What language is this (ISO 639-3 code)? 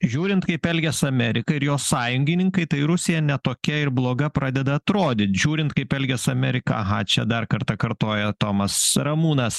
lit